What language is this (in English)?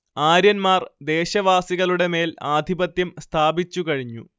Malayalam